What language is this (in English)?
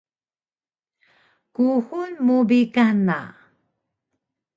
Taroko